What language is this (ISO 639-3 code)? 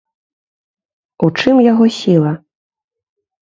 bel